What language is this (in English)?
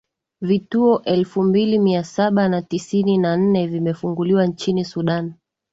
Swahili